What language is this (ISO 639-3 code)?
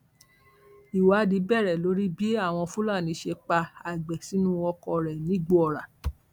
yor